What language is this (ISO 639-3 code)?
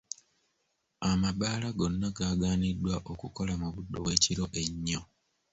lug